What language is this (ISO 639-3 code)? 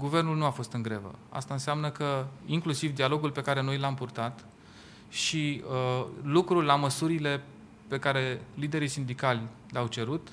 ron